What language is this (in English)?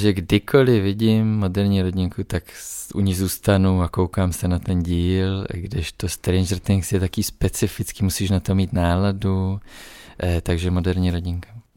Czech